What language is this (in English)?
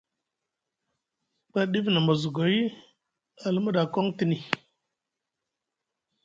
Musgu